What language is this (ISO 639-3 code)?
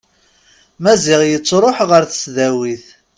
kab